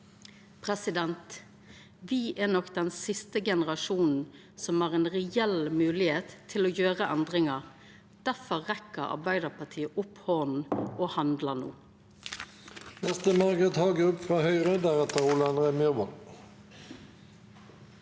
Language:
Norwegian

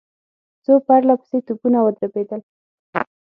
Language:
Pashto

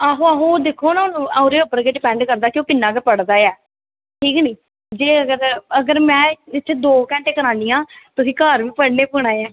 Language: Dogri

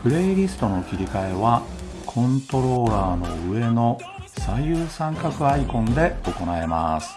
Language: Japanese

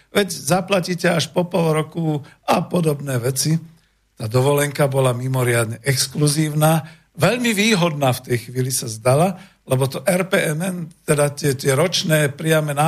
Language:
Slovak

